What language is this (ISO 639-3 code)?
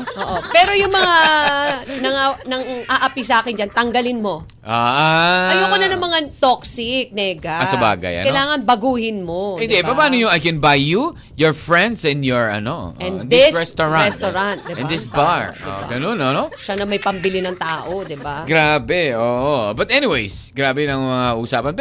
fil